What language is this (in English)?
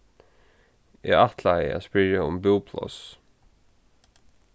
Faroese